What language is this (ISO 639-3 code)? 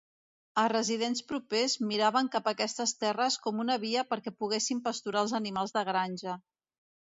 cat